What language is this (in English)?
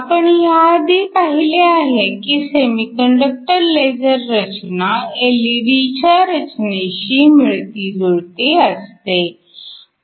Marathi